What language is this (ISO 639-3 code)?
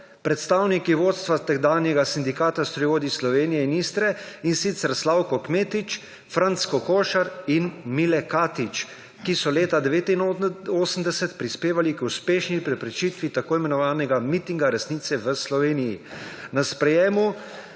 slv